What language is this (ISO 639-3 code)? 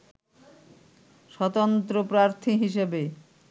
ben